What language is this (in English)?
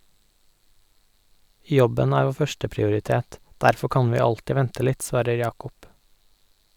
Norwegian